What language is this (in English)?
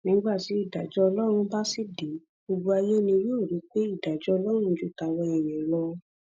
Yoruba